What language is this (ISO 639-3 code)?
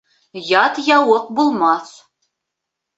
bak